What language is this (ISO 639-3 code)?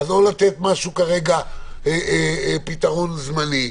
heb